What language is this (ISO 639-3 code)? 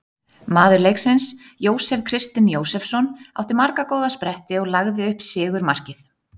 isl